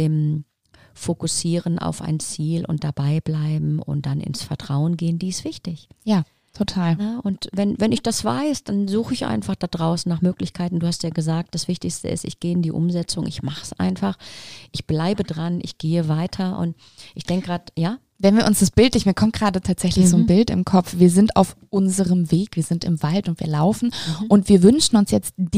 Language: German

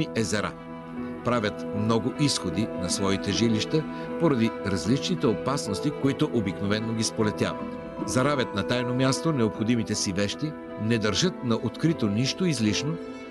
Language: Bulgarian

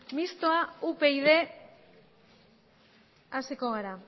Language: Basque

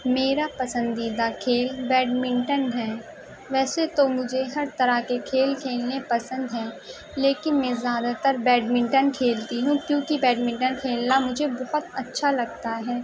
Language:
Urdu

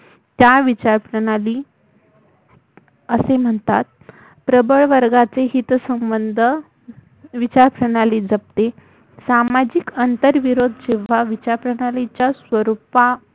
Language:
Marathi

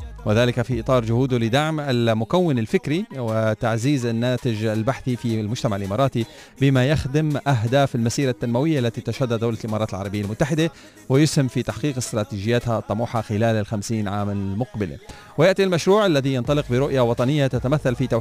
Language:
Arabic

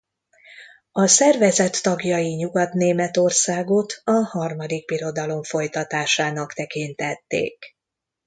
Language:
Hungarian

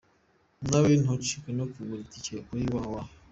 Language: Kinyarwanda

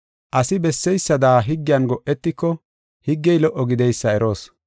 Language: Gofa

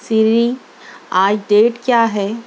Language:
Urdu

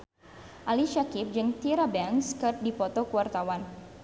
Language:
Sundanese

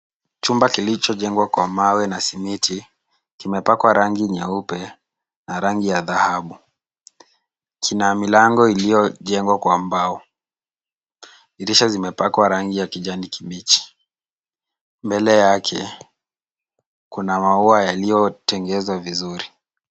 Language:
Swahili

